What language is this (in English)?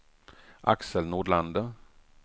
Swedish